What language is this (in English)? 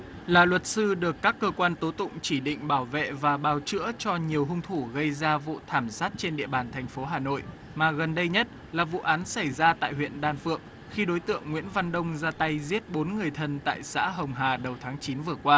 Vietnamese